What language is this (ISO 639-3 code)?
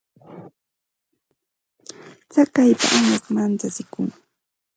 qxt